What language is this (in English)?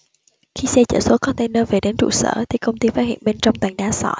Vietnamese